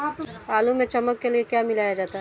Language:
Hindi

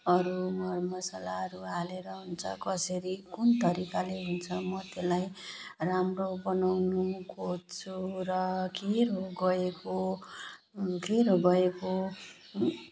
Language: Nepali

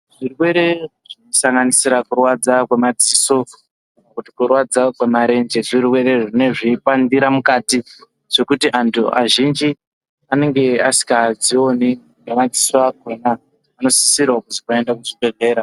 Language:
Ndau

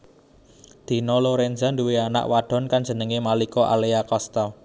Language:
Javanese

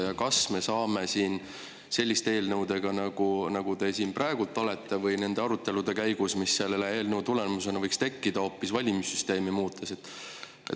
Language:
Estonian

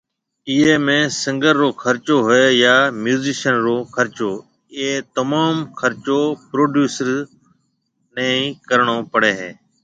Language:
Marwari (Pakistan)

